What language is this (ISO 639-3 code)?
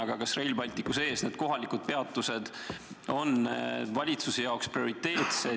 est